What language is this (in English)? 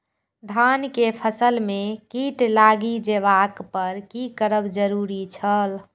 Maithili